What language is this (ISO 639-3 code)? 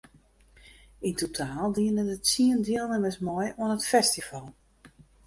fry